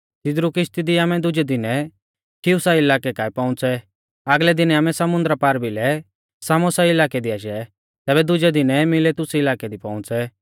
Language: Mahasu Pahari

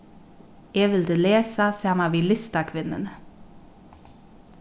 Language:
Faroese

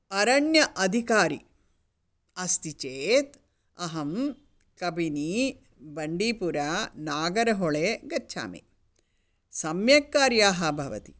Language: Sanskrit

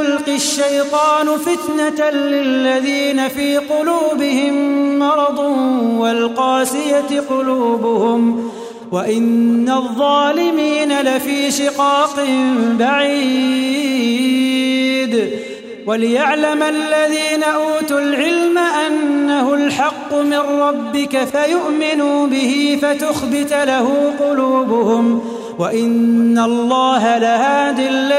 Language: Arabic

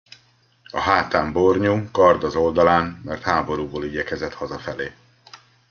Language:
Hungarian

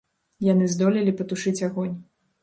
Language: Belarusian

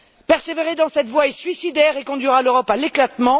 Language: French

